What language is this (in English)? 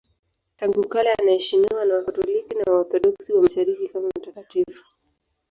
Swahili